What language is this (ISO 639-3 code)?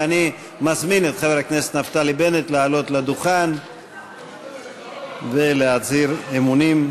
heb